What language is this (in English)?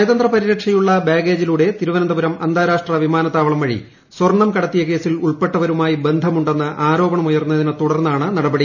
Malayalam